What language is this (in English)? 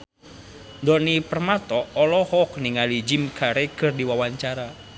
Sundanese